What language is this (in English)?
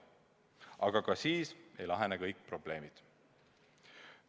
Estonian